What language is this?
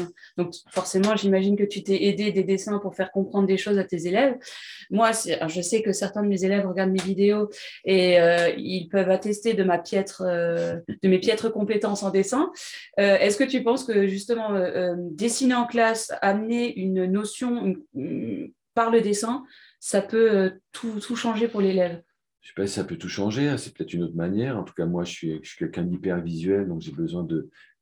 French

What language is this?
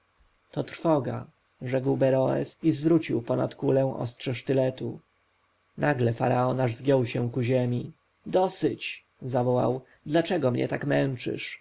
Polish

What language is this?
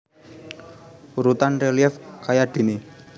Javanese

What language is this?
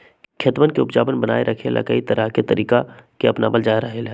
Magahi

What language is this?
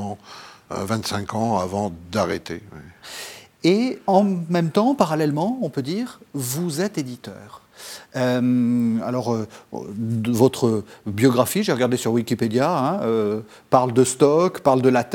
French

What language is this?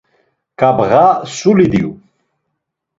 Laz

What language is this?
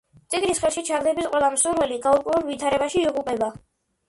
Georgian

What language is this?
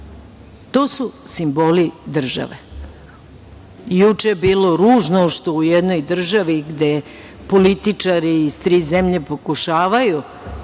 Serbian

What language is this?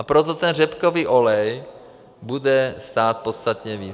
Czech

